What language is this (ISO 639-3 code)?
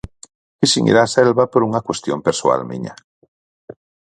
glg